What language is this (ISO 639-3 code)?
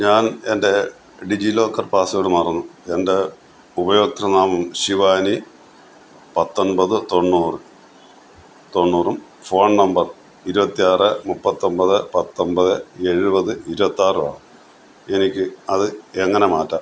mal